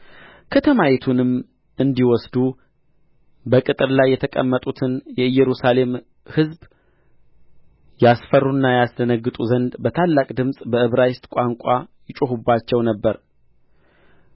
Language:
Amharic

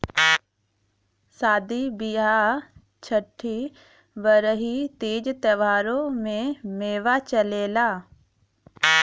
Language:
Bhojpuri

